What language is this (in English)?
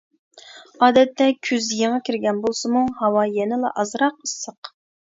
Uyghur